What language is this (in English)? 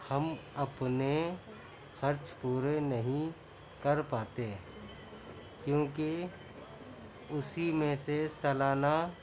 Urdu